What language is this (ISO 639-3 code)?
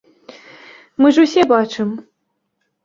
bel